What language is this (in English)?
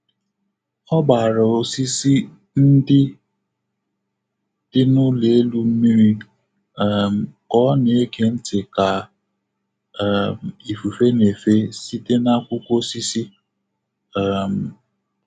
Igbo